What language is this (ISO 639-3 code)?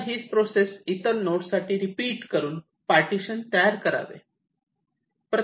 mar